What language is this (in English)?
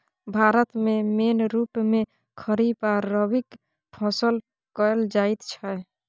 Maithili